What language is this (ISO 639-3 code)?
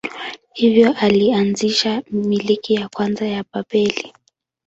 swa